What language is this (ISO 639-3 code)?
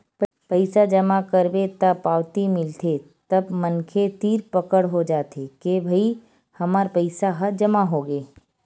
hne